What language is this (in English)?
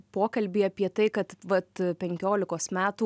Lithuanian